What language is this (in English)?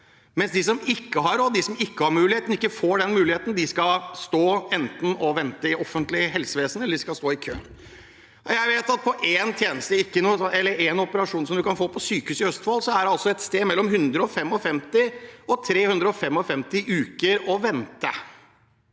Norwegian